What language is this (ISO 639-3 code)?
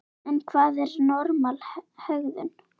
isl